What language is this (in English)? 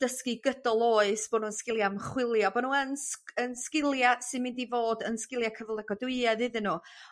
Welsh